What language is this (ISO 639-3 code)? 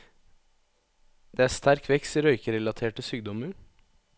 nor